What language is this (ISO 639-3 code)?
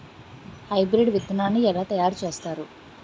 tel